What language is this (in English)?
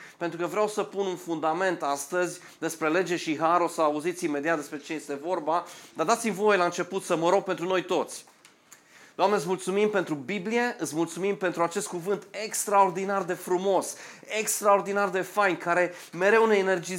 Romanian